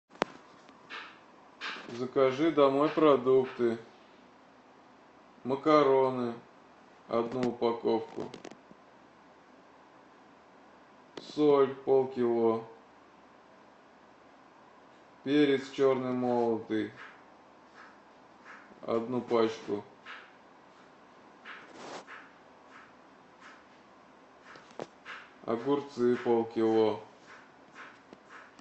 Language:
Russian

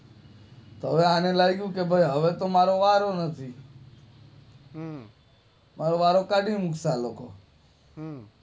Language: Gujarati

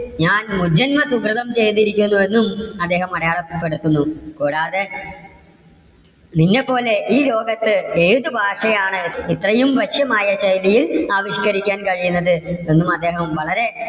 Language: Malayalam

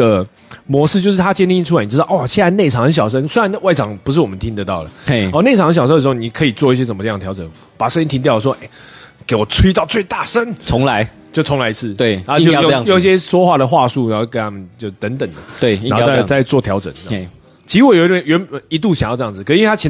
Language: Chinese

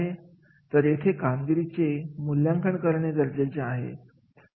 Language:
Marathi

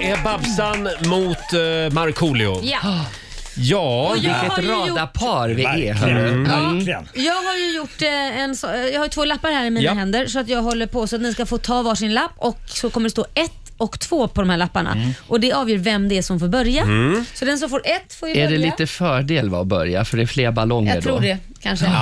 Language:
Swedish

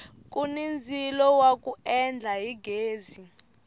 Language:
Tsonga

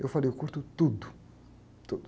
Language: Portuguese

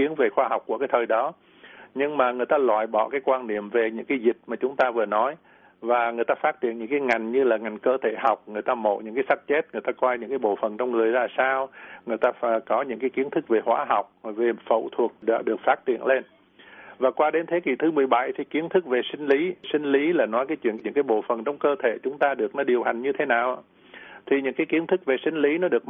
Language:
Vietnamese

